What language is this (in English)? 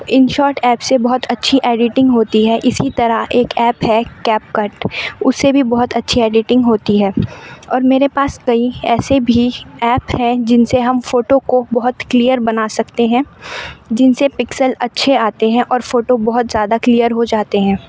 Urdu